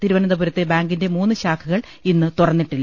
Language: Malayalam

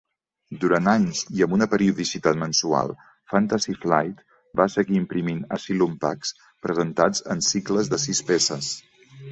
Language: Catalan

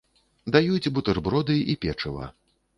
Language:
Belarusian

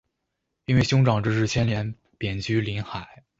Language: Chinese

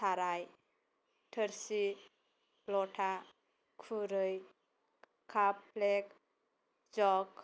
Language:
Bodo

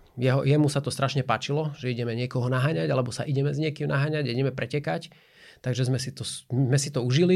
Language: Slovak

